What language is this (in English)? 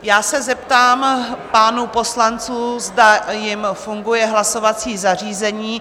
Czech